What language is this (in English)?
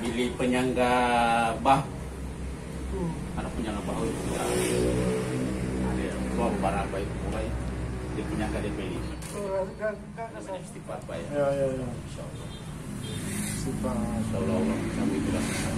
Indonesian